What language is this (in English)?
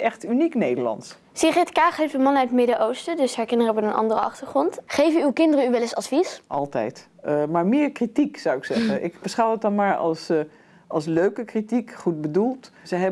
Dutch